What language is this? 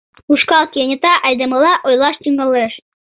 Mari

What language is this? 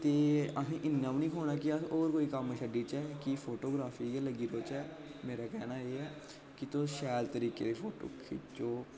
Dogri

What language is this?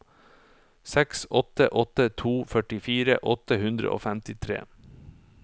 Norwegian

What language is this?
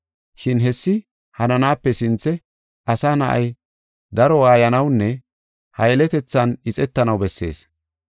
Gofa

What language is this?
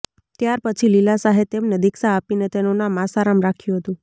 Gujarati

